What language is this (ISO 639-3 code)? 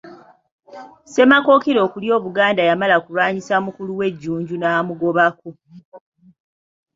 lug